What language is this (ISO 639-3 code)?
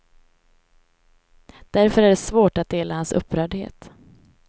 swe